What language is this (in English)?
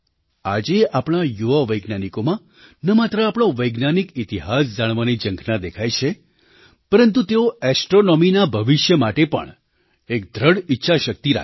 Gujarati